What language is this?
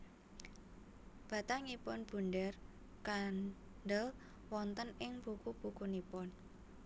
Javanese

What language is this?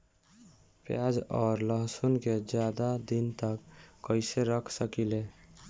Bhojpuri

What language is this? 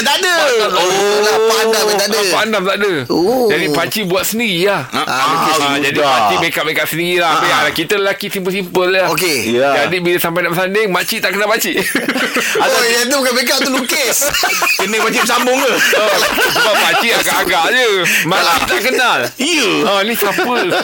Malay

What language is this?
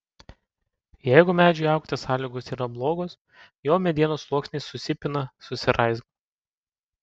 Lithuanian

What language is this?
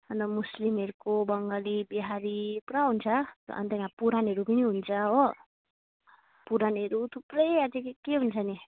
Nepali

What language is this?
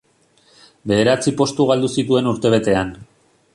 Basque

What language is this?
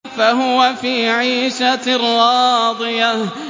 Arabic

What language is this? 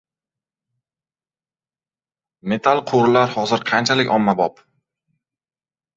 Uzbek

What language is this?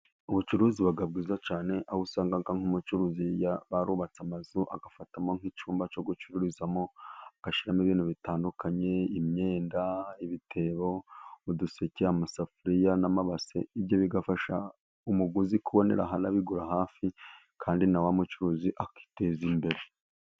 Kinyarwanda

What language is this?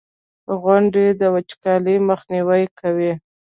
Pashto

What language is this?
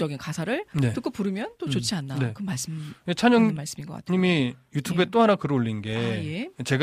Korean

